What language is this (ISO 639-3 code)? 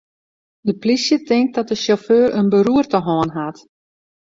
fry